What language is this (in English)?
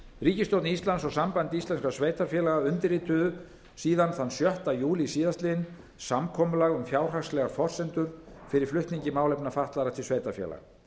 Icelandic